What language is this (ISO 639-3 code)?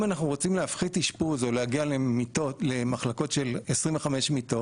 heb